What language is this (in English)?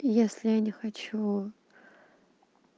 Russian